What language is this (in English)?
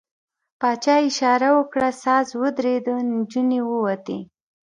Pashto